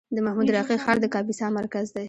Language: Pashto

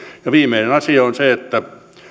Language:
Finnish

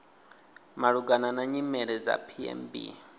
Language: Venda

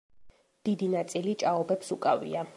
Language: Georgian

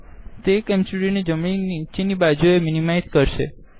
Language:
Gujarati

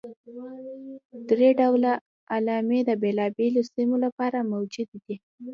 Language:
Pashto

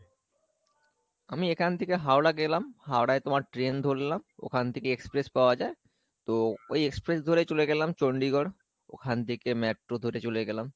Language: Bangla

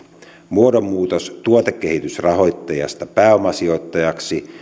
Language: Finnish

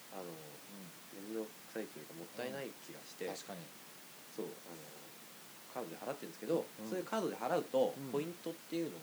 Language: Japanese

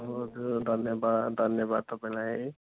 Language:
Nepali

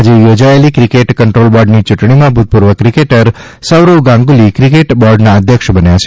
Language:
Gujarati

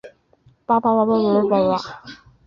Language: Chinese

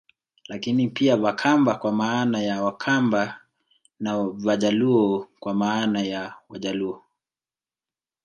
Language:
Swahili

